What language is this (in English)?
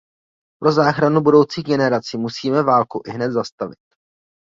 Czech